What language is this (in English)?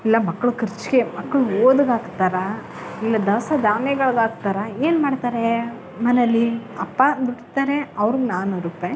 Kannada